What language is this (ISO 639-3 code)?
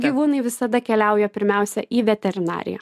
lit